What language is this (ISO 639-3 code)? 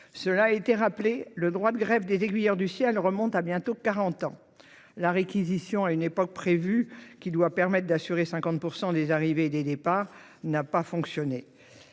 fra